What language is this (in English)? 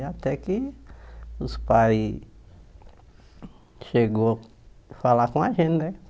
Portuguese